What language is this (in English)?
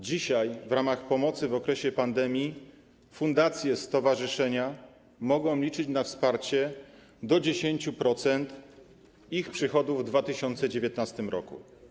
Polish